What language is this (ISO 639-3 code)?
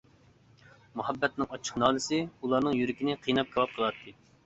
uig